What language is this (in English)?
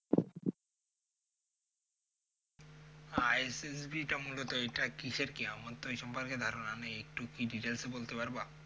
Bangla